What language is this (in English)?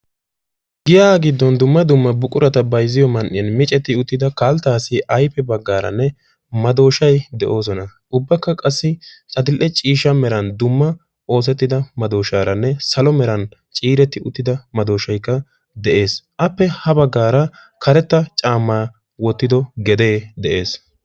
Wolaytta